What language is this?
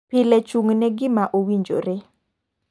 Luo (Kenya and Tanzania)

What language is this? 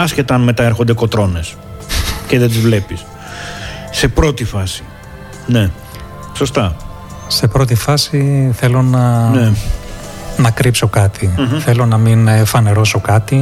Greek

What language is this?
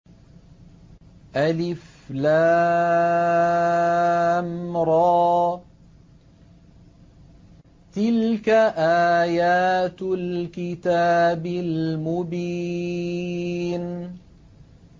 Arabic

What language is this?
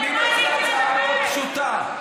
Hebrew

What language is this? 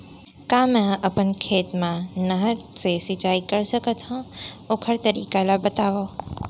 Chhattisgarhi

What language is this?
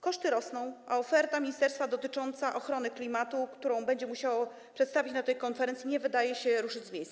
Polish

